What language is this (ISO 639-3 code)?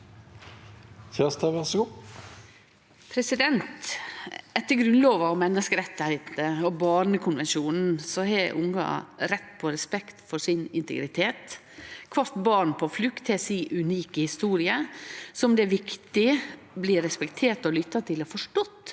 nor